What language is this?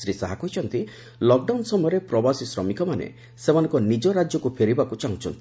Odia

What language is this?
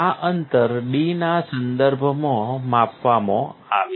Gujarati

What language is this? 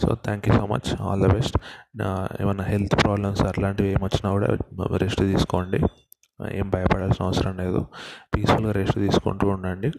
Telugu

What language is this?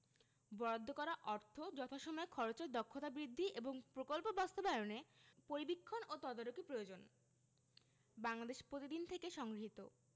Bangla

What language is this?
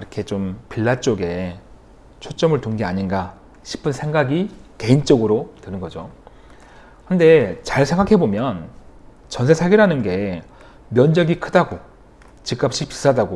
Korean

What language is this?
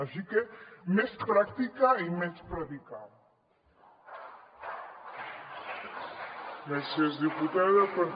Catalan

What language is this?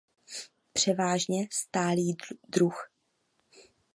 Czech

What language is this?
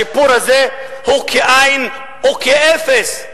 Hebrew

